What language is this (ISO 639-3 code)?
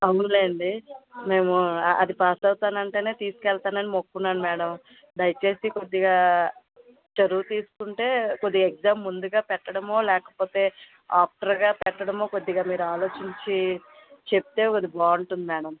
tel